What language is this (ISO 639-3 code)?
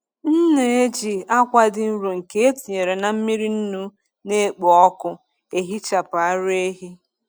ibo